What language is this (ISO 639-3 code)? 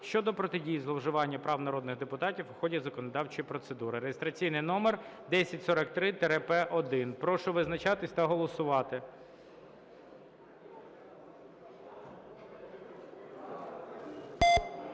ukr